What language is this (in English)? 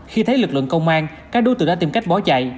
Vietnamese